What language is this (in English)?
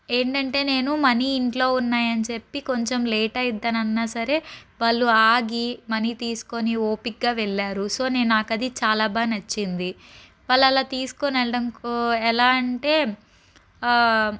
Telugu